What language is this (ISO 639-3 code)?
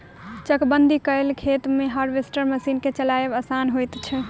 mai